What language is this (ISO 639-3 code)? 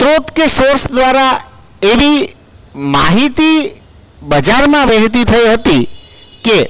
guj